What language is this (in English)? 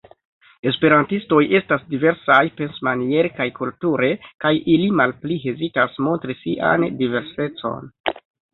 Esperanto